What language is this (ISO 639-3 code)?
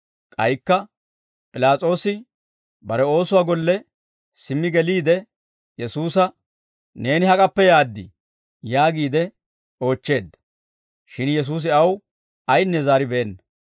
dwr